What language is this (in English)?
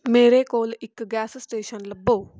Punjabi